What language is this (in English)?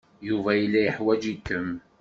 Kabyle